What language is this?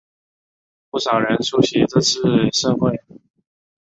Chinese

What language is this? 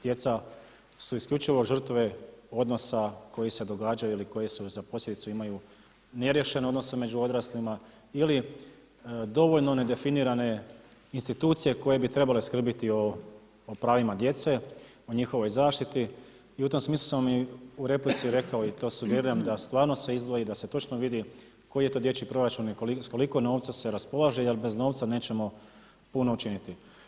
Croatian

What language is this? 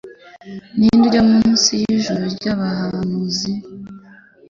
Kinyarwanda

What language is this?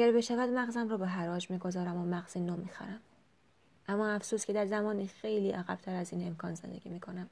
Persian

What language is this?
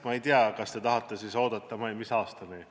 Estonian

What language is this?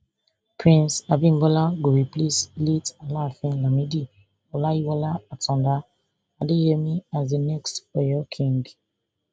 Nigerian Pidgin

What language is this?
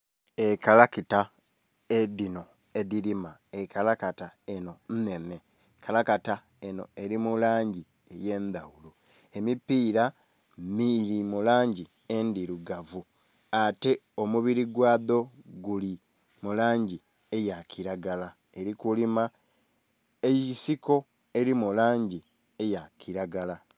Soga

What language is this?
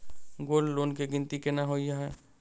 Maithili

